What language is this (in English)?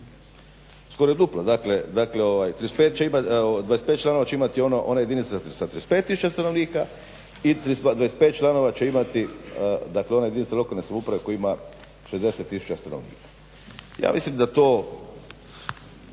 Croatian